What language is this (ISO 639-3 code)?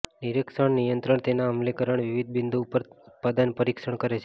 guj